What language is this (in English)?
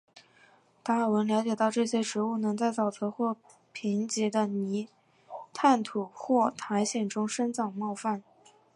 Chinese